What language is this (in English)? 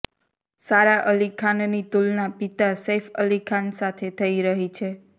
Gujarati